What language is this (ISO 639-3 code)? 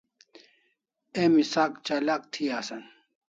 kls